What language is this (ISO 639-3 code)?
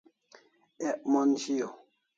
kls